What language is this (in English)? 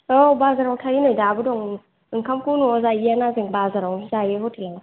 Bodo